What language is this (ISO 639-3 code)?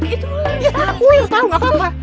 ind